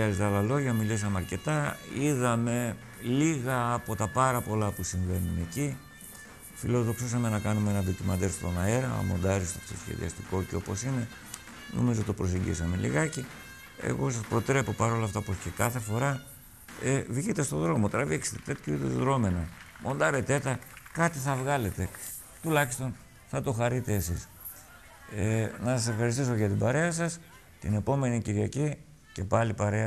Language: Greek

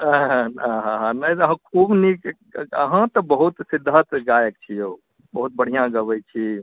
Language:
Maithili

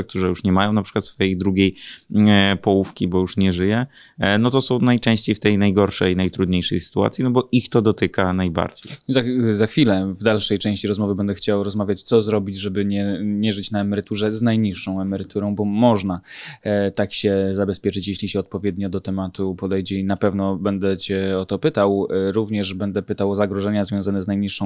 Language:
Polish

